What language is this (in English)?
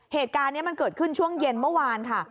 Thai